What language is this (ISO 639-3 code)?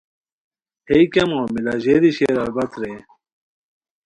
khw